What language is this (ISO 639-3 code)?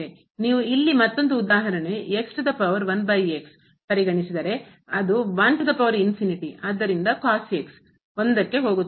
kan